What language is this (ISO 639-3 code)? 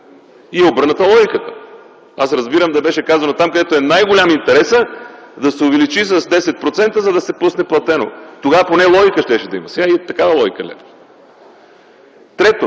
bul